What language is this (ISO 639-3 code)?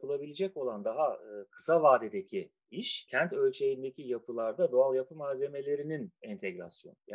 tur